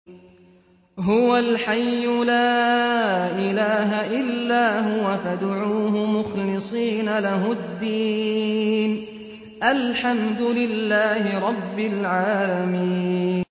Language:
Arabic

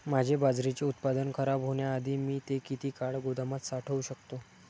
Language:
Marathi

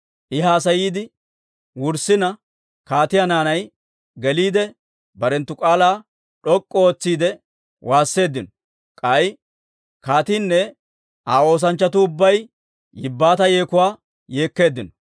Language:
Dawro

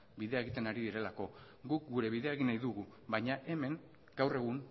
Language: Basque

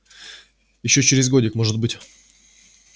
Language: Russian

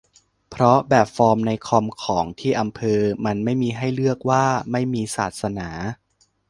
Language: Thai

